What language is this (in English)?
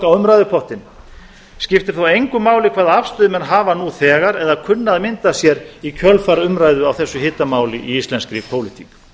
Icelandic